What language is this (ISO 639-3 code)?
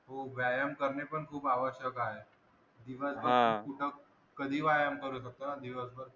mar